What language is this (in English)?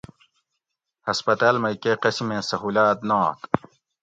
Gawri